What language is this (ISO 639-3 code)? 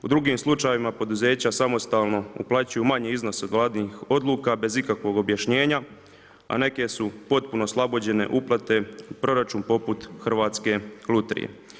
hrv